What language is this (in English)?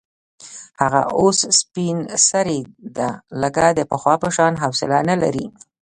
Pashto